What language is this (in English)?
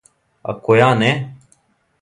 Serbian